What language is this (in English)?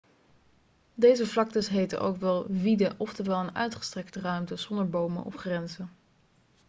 Dutch